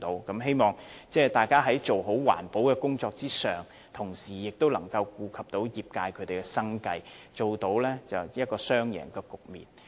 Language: Cantonese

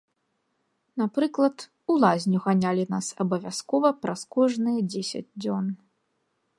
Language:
Belarusian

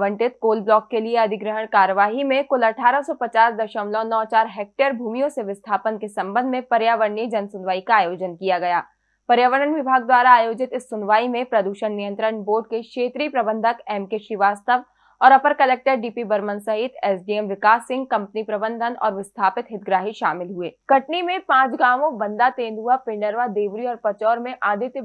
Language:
Hindi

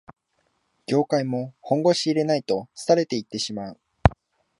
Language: Japanese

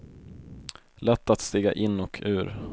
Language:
Swedish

